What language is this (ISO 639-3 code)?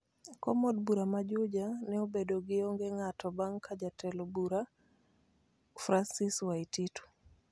luo